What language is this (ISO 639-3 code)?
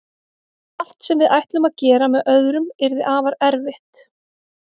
isl